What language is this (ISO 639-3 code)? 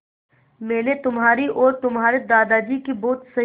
hin